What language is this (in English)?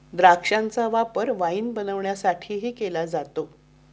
Marathi